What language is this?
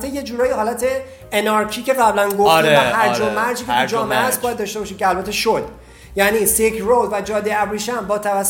Persian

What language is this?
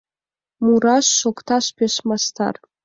Mari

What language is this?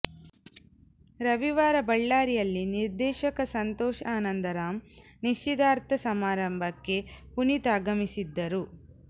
Kannada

